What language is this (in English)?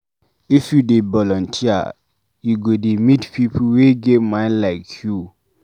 Nigerian Pidgin